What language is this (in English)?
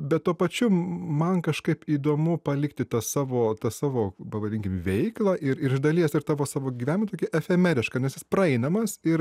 Lithuanian